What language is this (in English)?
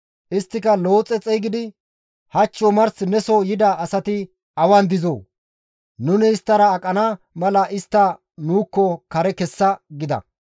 Gamo